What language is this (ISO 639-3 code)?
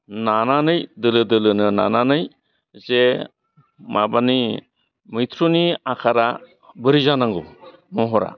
brx